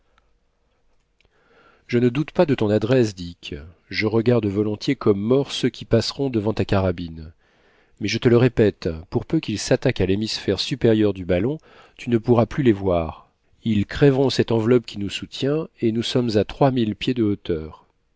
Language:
French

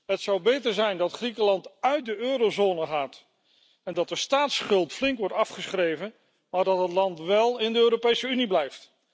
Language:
Dutch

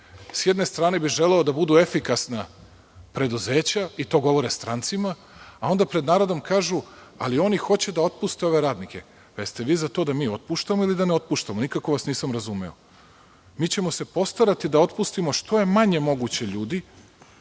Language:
Serbian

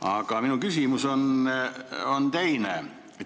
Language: Estonian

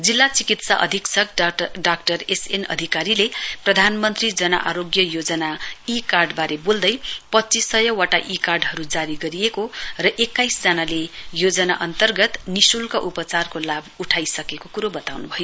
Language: Nepali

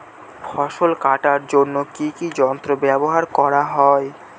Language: Bangla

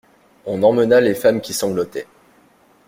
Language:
French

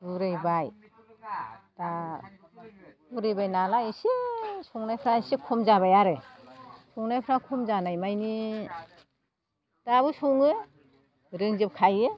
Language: Bodo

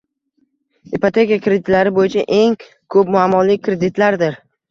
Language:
Uzbek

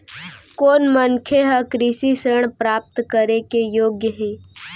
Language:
Chhattisgarhi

